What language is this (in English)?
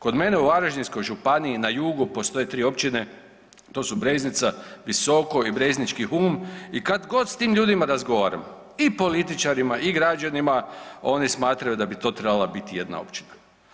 Croatian